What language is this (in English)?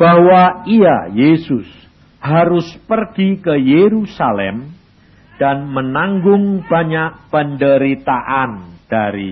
Indonesian